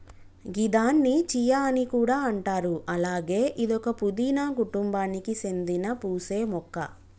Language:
Telugu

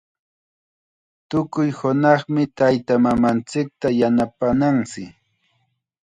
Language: Chiquián Ancash Quechua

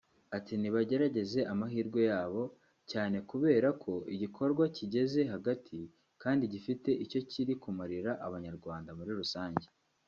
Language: Kinyarwanda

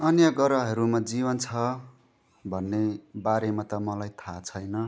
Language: Nepali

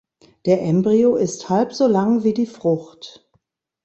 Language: German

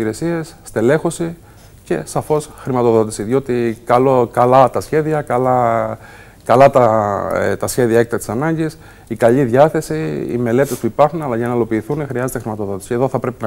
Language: Greek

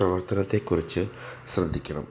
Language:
Malayalam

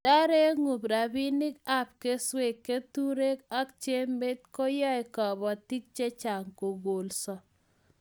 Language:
Kalenjin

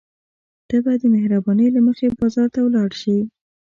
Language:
Pashto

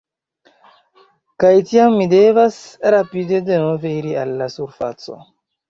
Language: Esperanto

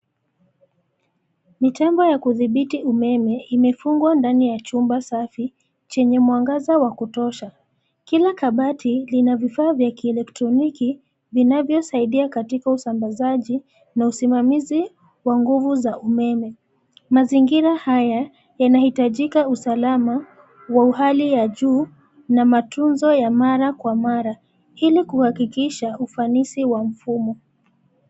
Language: Swahili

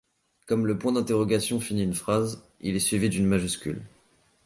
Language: French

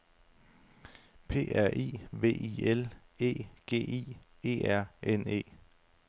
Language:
Danish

